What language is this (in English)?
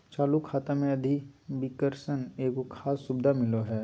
Magahi